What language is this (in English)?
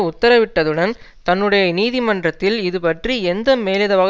Tamil